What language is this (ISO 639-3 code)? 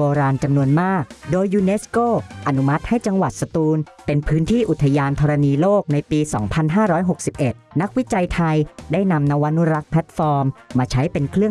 tha